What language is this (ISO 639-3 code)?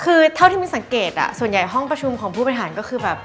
tha